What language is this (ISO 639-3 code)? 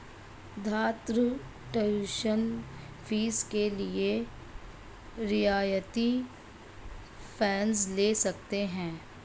hin